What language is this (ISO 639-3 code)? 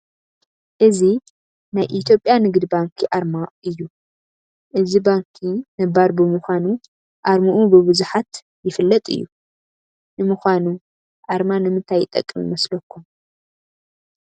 tir